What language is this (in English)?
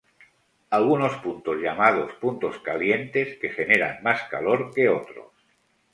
Spanish